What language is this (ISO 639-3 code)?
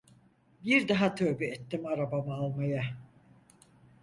tur